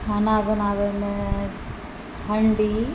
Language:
Maithili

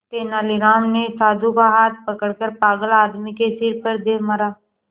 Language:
Hindi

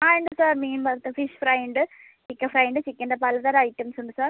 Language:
Malayalam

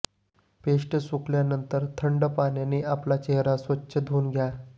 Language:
Marathi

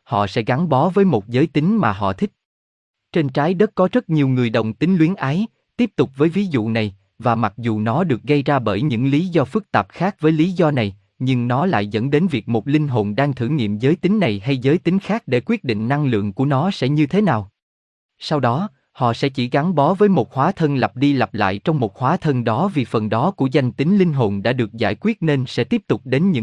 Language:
Vietnamese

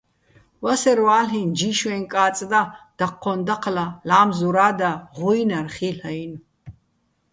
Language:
Bats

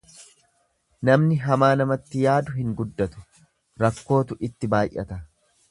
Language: Oromo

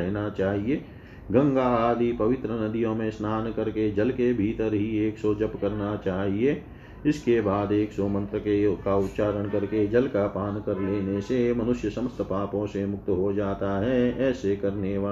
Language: Hindi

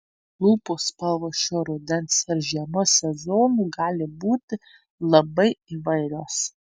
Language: Lithuanian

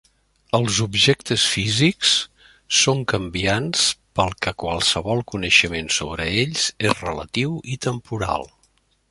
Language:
Catalan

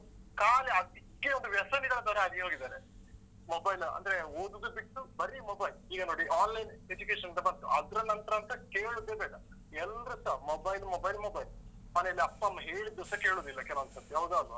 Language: Kannada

